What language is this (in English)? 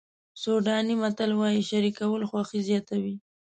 Pashto